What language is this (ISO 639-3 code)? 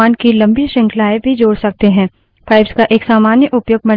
hin